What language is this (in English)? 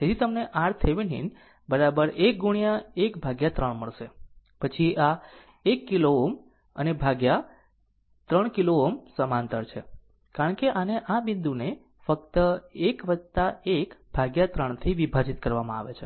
Gujarati